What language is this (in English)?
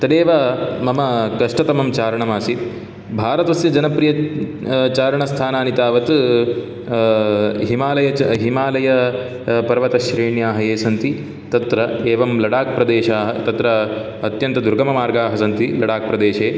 Sanskrit